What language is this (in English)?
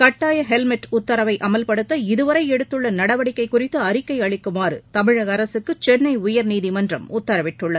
Tamil